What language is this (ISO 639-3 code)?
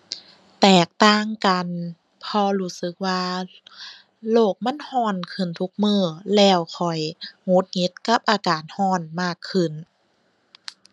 tha